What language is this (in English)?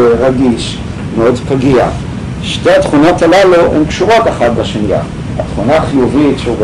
Hebrew